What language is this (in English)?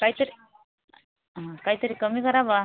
Marathi